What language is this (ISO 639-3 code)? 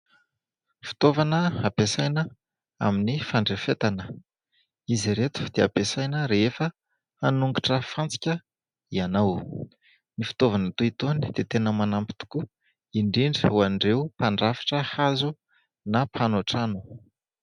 mlg